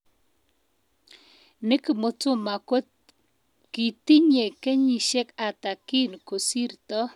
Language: Kalenjin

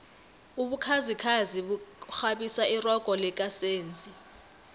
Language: South Ndebele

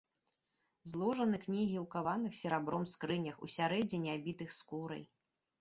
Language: Belarusian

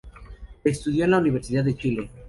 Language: Spanish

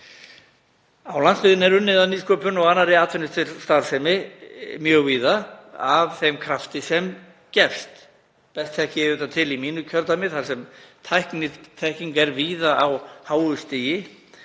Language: Icelandic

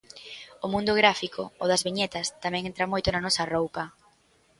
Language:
Galician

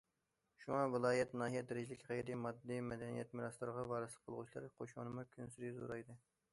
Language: Uyghur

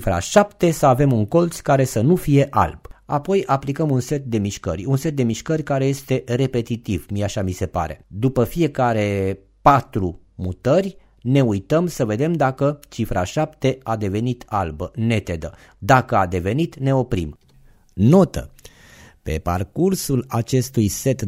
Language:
Romanian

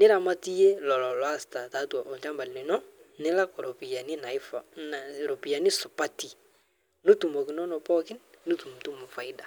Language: Masai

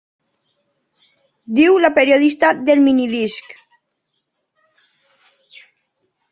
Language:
Catalan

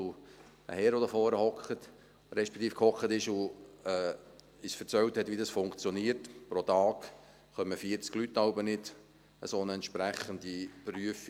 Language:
Swiss German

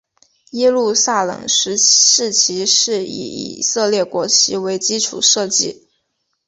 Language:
Chinese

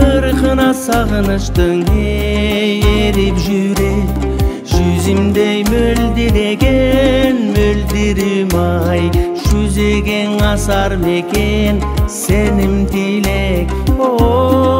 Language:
Turkish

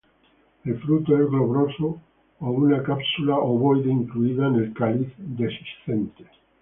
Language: Spanish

